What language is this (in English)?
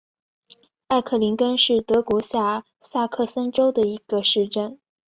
Chinese